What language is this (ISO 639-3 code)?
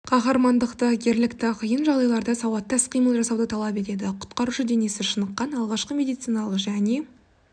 kaz